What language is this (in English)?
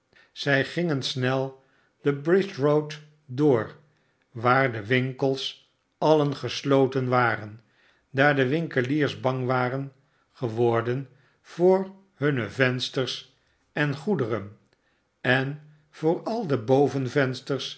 Dutch